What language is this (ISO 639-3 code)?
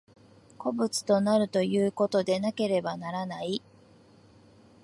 jpn